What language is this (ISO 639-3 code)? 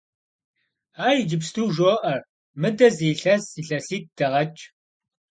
kbd